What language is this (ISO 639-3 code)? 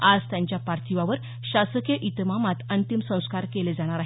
mar